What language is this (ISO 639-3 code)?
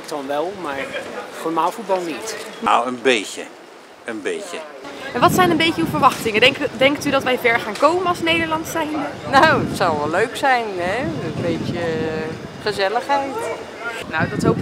nld